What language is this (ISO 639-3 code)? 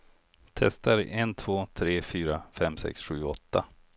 swe